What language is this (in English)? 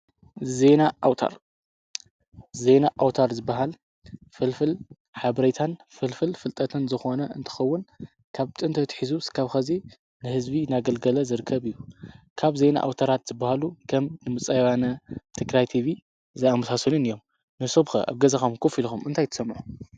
Tigrinya